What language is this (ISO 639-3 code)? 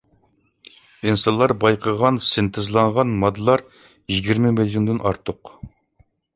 uig